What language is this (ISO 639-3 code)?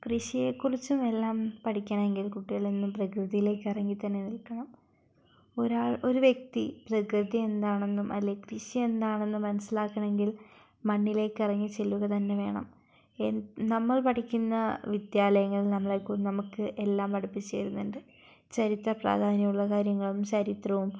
mal